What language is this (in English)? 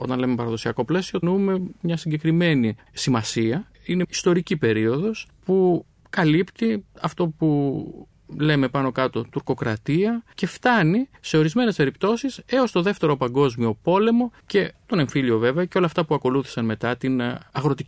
Greek